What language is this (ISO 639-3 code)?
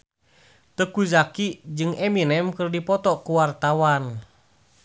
sun